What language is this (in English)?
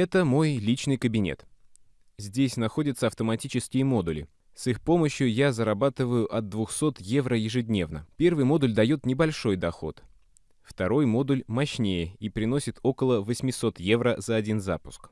Russian